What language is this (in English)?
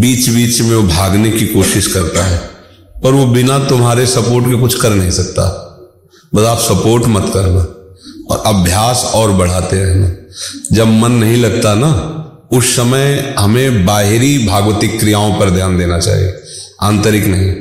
Hindi